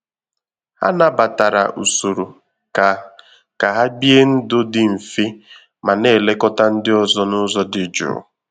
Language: Igbo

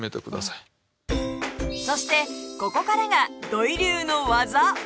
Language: Japanese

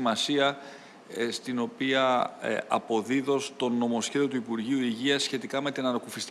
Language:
Greek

